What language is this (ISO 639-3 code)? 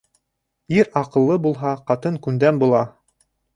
bak